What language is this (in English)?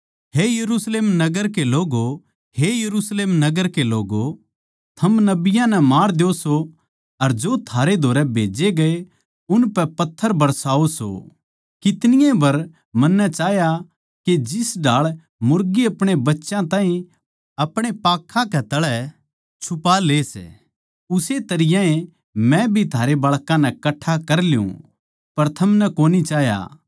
Haryanvi